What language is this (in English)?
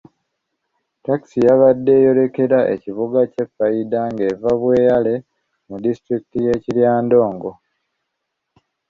Ganda